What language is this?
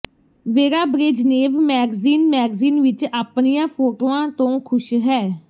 Punjabi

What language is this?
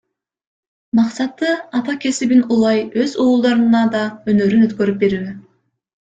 Kyrgyz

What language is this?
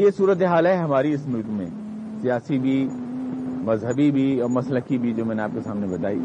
Urdu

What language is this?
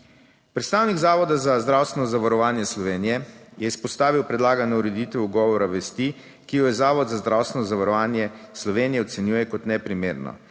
Slovenian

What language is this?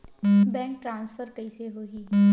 Chhattisgarhi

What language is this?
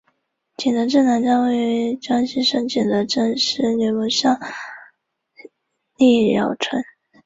Chinese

